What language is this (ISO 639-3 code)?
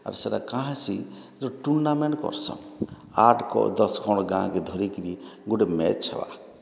ori